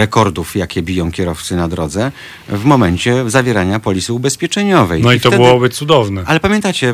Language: Polish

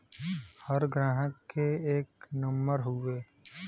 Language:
Bhojpuri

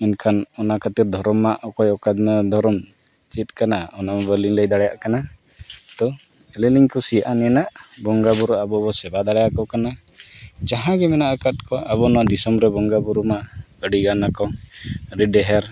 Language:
Santali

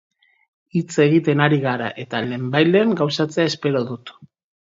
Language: Basque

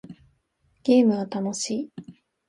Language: Japanese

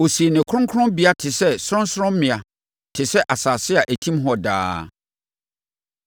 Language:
Akan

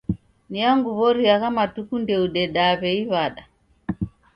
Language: Taita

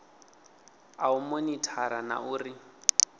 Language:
Venda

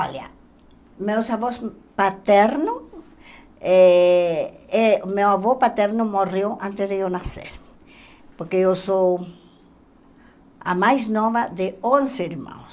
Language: Portuguese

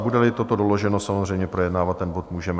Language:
Czech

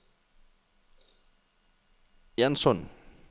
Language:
Danish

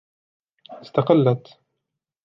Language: Arabic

